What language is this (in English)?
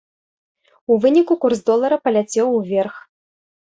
Belarusian